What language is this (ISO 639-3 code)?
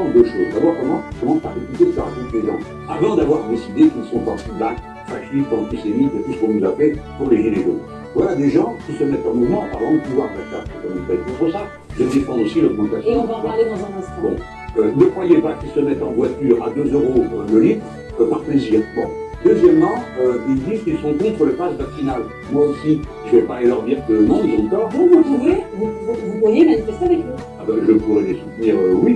fra